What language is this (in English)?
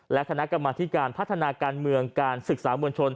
Thai